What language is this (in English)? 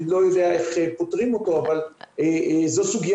Hebrew